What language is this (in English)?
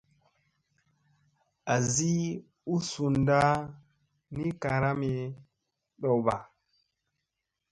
Musey